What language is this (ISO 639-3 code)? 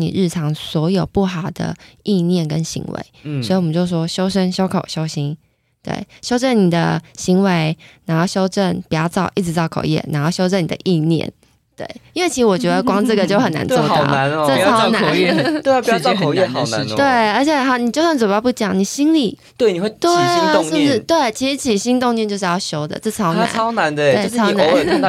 zho